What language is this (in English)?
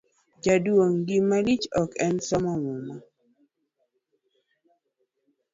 Luo (Kenya and Tanzania)